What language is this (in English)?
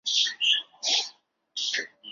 Chinese